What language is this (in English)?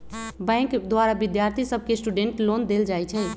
Magahi